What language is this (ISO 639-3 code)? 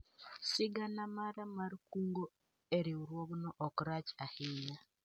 luo